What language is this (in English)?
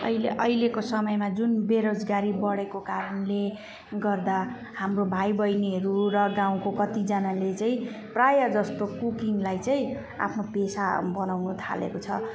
Nepali